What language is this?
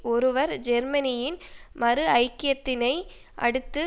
Tamil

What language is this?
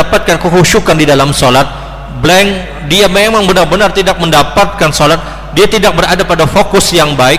Indonesian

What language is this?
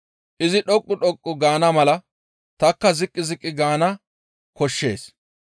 Gamo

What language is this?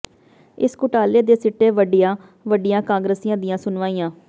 Punjabi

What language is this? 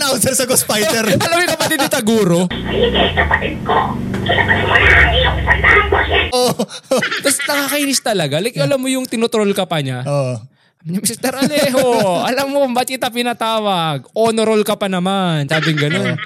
Filipino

